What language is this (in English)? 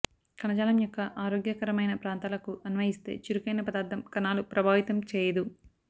Telugu